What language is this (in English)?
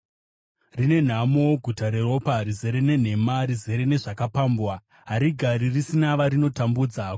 Shona